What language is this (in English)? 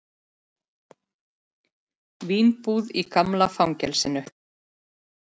Icelandic